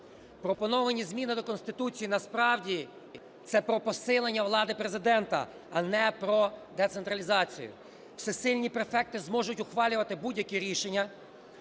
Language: Ukrainian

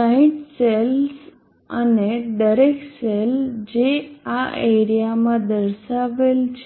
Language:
Gujarati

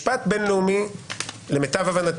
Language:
Hebrew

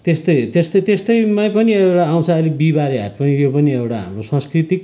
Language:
Nepali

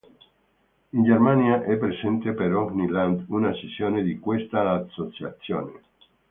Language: Italian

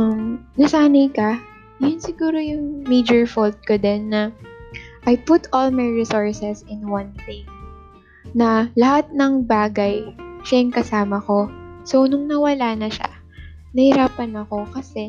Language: Filipino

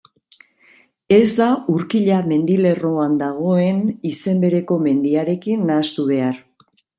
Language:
Basque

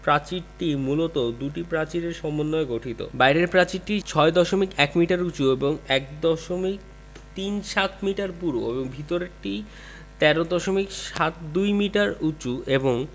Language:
Bangla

